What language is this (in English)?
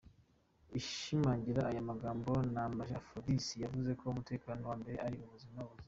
Kinyarwanda